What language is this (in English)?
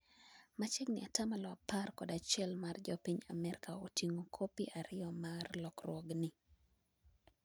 Luo (Kenya and Tanzania)